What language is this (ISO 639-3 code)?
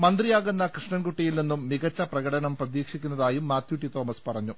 mal